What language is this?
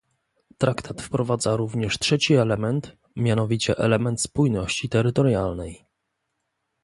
Polish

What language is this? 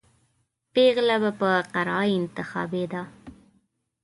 Pashto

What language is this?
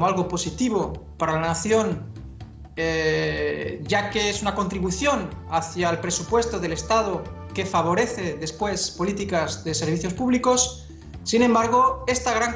Spanish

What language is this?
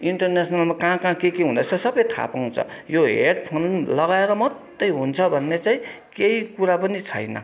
Nepali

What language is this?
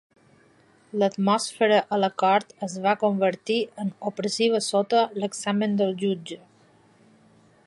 Catalan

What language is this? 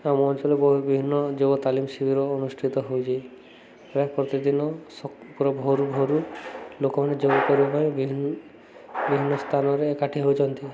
Odia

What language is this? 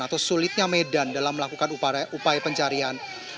Indonesian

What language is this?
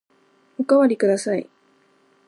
Japanese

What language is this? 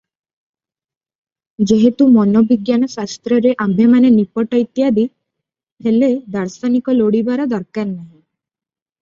Odia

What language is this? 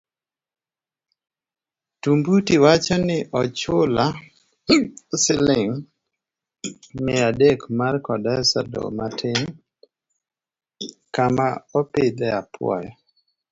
Luo (Kenya and Tanzania)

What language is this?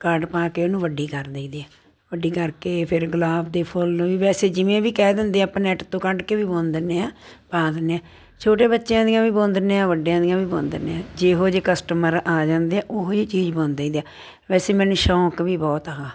Punjabi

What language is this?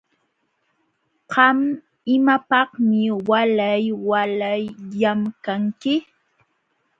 Jauja Wanca Quechua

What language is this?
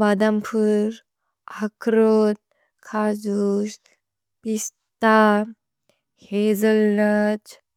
Bodo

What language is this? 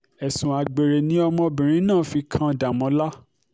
Yoruba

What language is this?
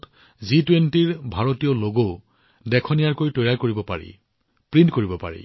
Assamese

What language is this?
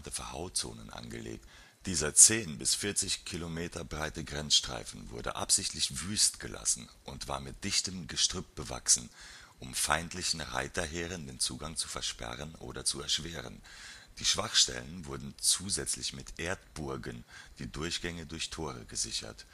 German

